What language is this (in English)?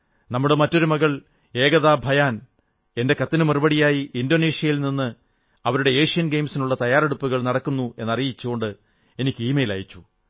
Malayalam